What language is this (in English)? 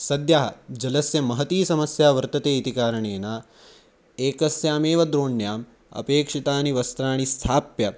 Sanskrit